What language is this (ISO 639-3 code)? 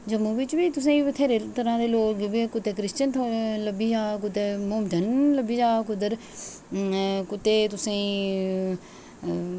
doi